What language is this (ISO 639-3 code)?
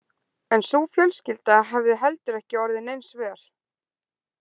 isl